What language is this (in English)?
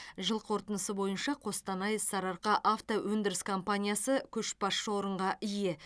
Kazakh